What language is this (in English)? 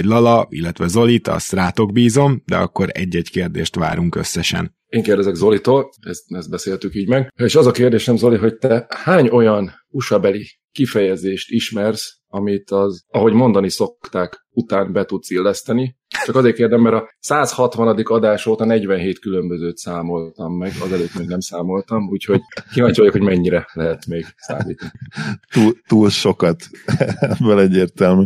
Hungarian